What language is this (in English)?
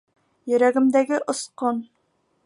Bashkir